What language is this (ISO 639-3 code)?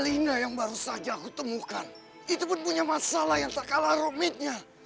ind